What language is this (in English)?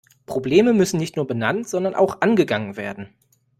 German